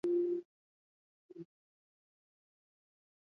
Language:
Swahili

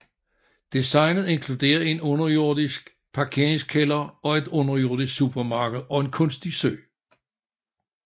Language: Danish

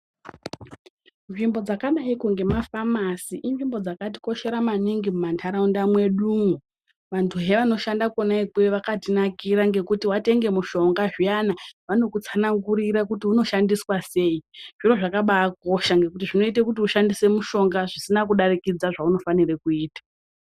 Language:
Ndau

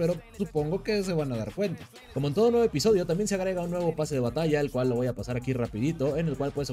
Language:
Spanish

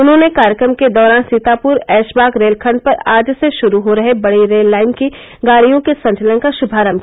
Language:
Hindi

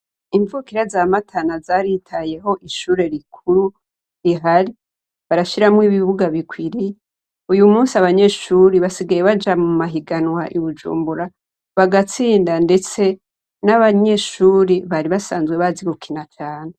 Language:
Rundi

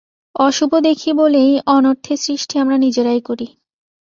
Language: Bangla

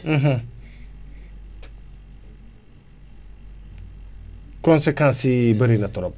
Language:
Wolof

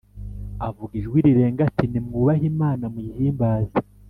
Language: Kinyarwanda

